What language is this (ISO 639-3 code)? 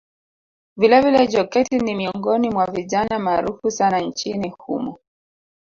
swa